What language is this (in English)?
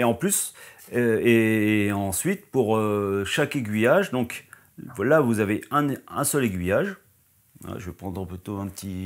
French